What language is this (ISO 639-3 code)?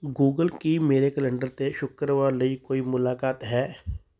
pan